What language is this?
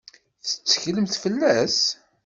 Kabyle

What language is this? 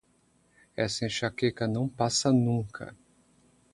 Portuguese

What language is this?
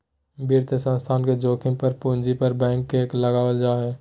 Magahi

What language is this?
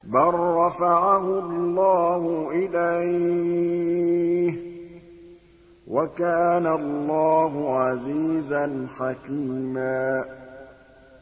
Arabic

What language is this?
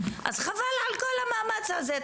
Hebrew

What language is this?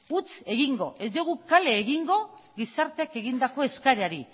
Basque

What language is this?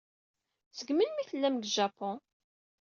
Kabyle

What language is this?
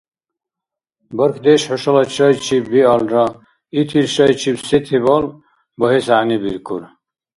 Dargwa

